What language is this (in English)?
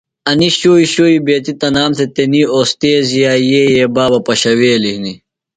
Phalura